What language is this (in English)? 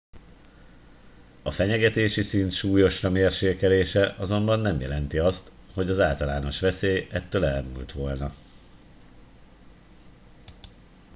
Hungarian